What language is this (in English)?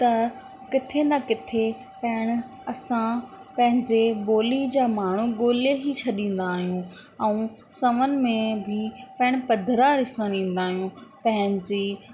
Sindhi